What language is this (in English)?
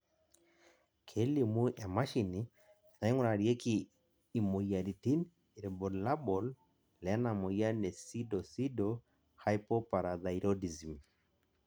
Masai